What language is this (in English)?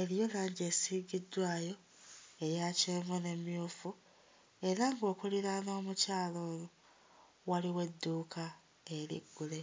Ganda